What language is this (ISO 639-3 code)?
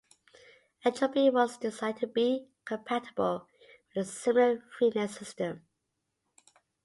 eng